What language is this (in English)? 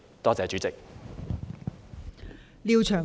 Cantonese